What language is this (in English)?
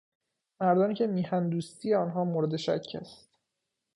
Persian